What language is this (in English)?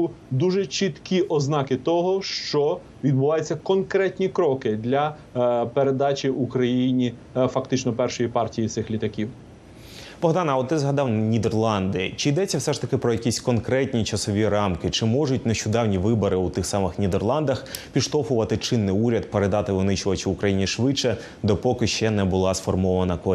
Ukrainian